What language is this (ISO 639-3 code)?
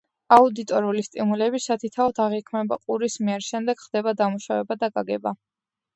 kat